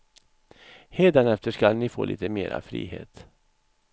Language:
Swedish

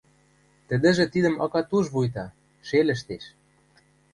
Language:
Western Mari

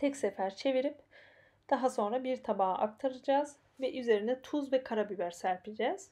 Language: Turkish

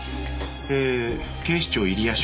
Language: Japanese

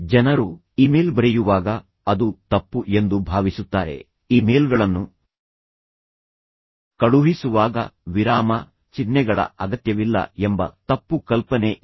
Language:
Kannada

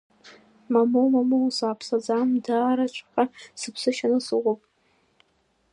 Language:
Abkhazian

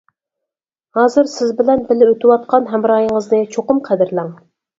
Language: Uyghur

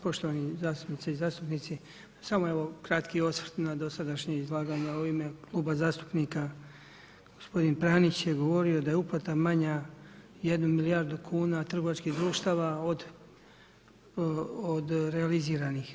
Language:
Croatian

